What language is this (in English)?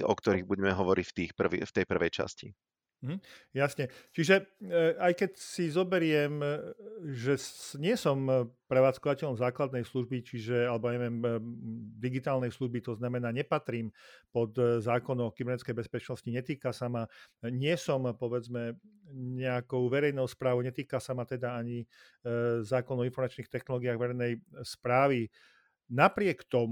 Slovak